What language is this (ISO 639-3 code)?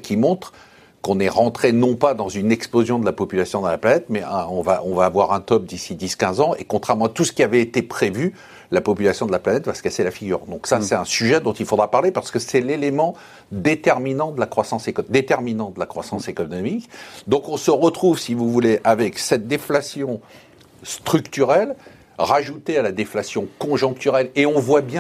fra